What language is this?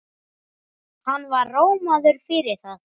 Icelandic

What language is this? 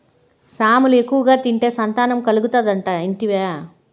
Telugu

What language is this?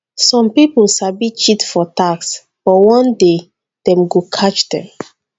Nigerian Pidgin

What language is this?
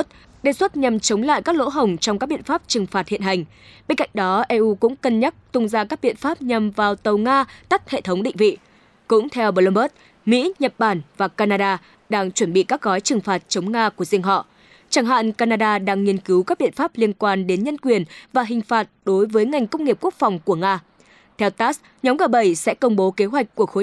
Vietnamese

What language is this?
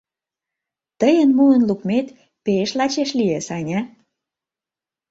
Mari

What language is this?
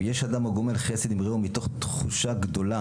Hebrew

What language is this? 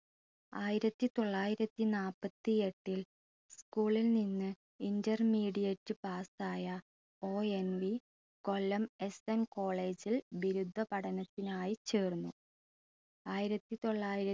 Malayalam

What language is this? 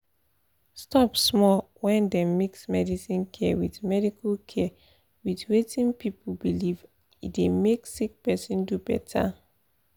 Nigerian Pidgin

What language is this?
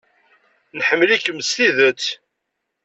Kabyle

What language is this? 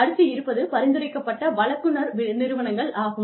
Tamil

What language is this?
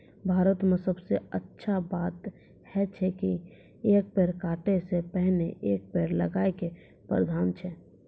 Maithili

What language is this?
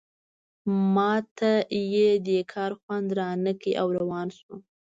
Pashto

